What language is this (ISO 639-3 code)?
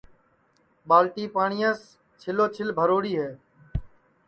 ssi